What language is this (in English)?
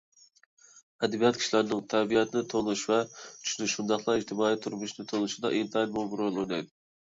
Uyghur